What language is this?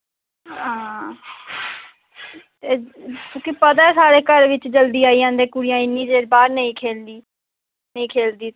Dogri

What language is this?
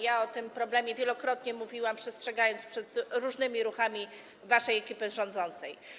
Polish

